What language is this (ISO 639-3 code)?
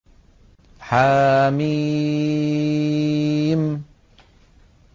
ara